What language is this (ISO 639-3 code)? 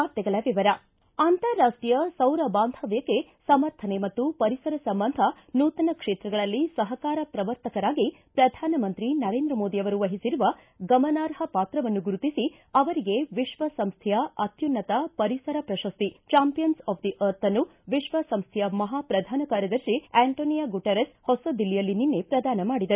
kan